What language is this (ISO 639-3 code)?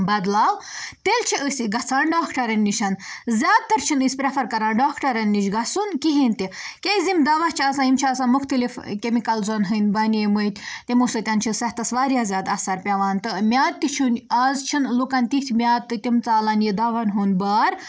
kas